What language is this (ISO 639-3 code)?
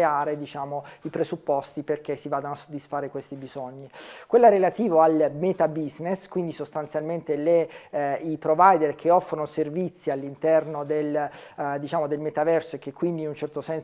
ita